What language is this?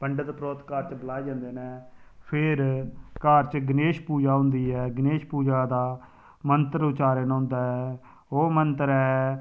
Dogri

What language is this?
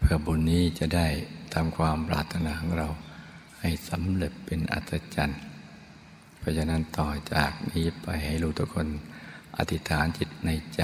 Thai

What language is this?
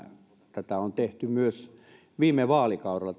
Finnish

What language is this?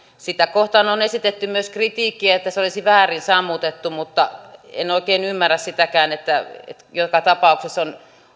Finnish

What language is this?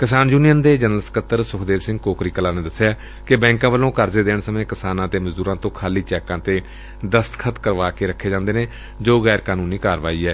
Punjabi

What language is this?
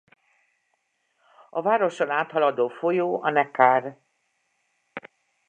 Hungarian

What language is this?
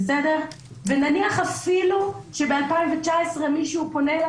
Hebrew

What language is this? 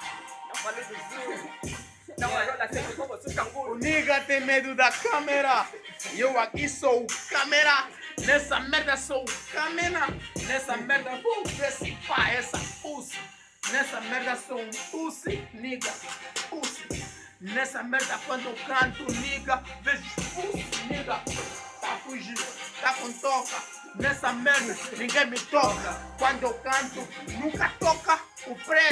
Portuguese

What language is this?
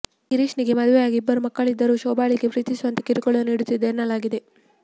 Kannada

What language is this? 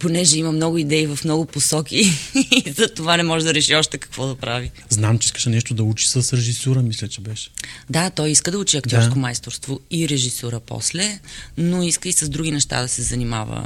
Bulgarian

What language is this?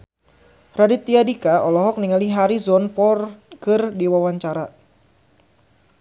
Sundanese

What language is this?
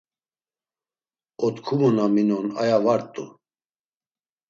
Laz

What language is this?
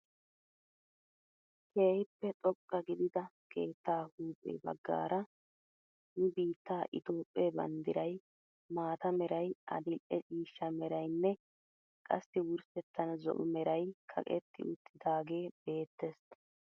Wolaytta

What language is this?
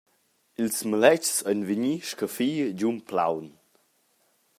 Romansh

